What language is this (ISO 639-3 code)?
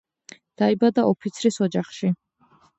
kat